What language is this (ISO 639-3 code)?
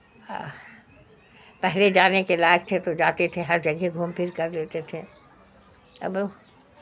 urd